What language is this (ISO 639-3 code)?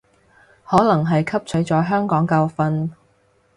yue